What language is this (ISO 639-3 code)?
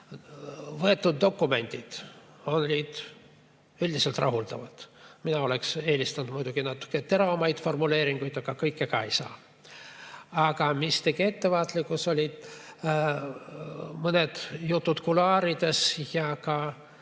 est